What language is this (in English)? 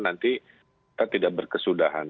Indonesian